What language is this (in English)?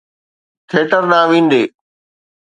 Sindhi